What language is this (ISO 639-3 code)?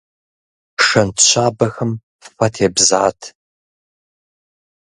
kbd